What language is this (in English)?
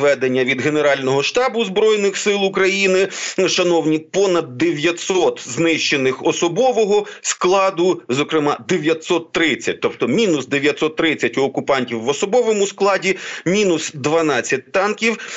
Ukrainian